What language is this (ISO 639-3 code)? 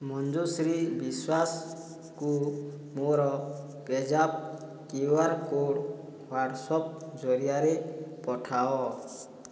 ori